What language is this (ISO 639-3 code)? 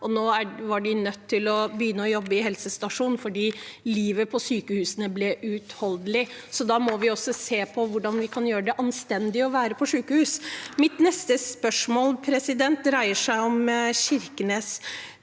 nor